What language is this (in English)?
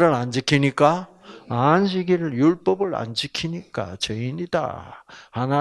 Korean